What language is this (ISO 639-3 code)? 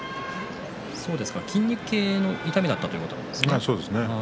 jpn